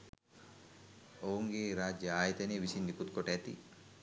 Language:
Sinhala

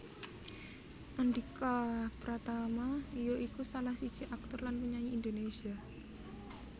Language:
Javanese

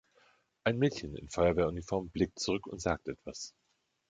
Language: German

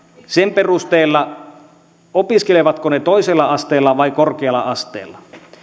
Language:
Finnish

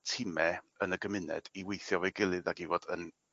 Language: Welsh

